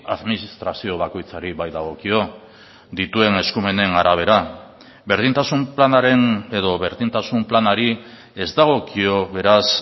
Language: Basque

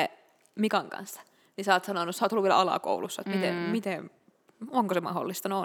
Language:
Finnish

